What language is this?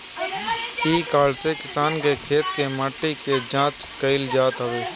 Bhojpuri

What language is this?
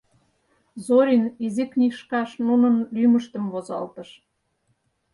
Mari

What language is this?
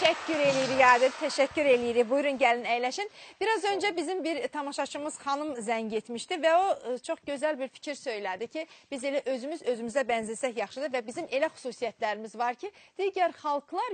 Turkish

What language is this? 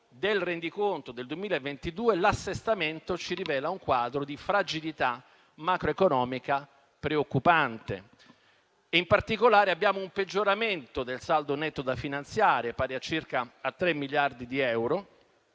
Italian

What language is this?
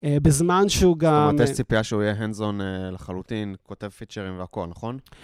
Hebrew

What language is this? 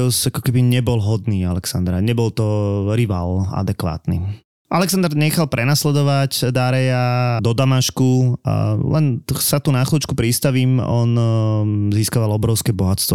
Slovak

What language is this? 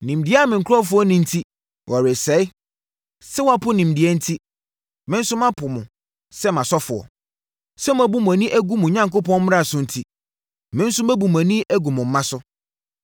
Akan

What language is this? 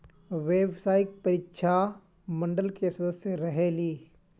Magahi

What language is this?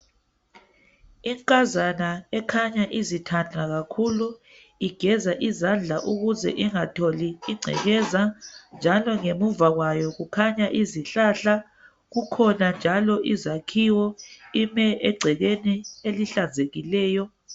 North Ndebele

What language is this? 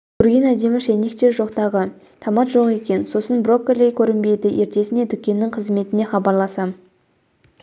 Kazakh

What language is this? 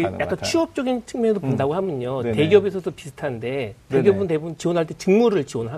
Korean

